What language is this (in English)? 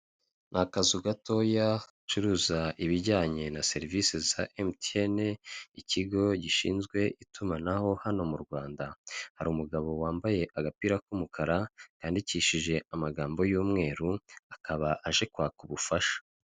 Kinyarwanda